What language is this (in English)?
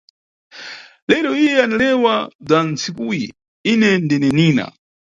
Nyungwe